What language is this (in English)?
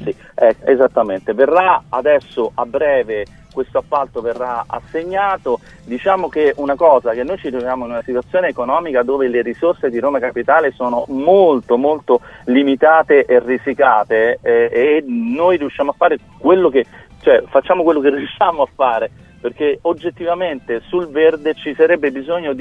Italian